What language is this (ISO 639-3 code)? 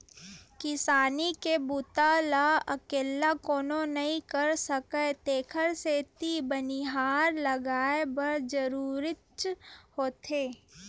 hne